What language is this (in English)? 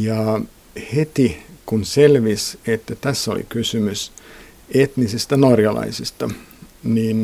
Finnish